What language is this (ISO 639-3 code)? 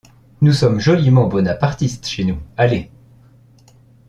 fra